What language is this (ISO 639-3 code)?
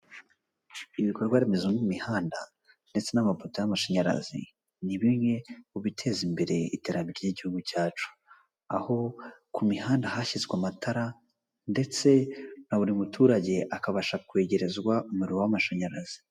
kin